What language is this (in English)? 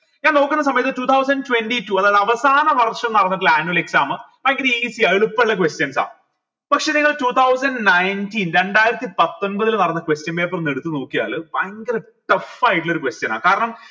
Malayalam